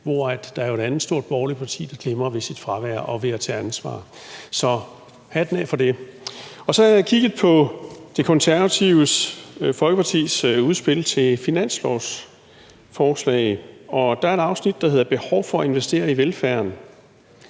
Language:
Danish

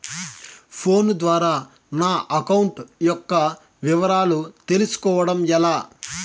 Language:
Telugu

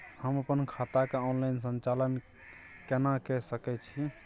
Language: Maithili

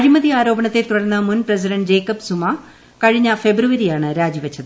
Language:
Malayalam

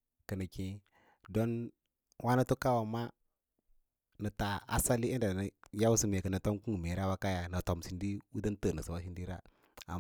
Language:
Lala-Roba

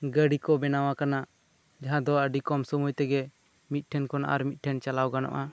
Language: Santali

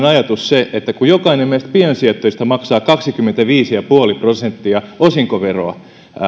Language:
Finnish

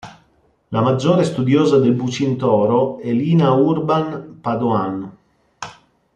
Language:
Italian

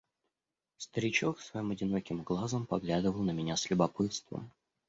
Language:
Russian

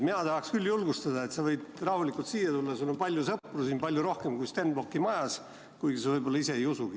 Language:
Estonian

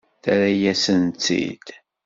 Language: Kabyle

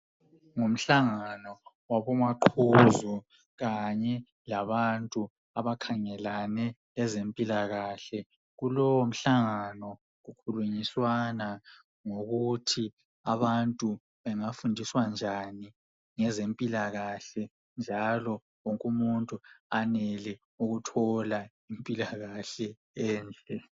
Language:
North Ndebele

